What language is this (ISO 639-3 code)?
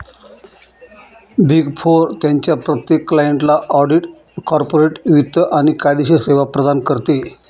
mar